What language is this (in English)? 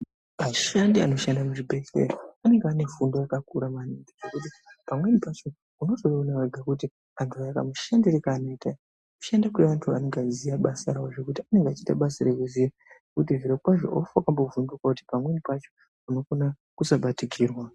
Ndau